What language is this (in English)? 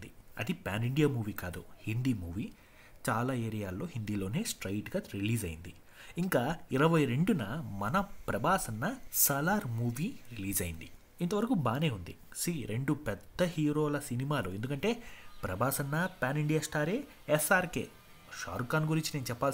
Telugu